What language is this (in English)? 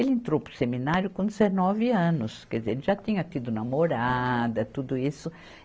Portuguese